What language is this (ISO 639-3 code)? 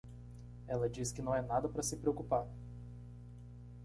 por